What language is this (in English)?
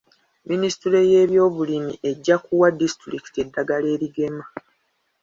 Ganda